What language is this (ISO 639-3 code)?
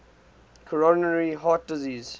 eng